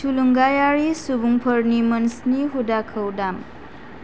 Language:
Bodo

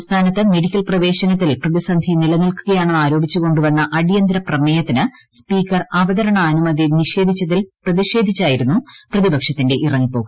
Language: Malayalam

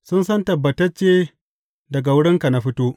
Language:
Hausa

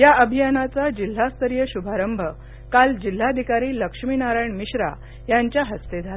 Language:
Marathi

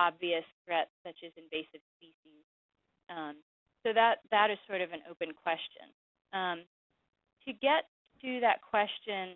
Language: English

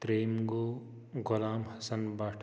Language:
Kashmiri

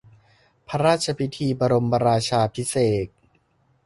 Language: Thai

